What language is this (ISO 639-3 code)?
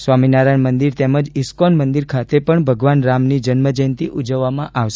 guj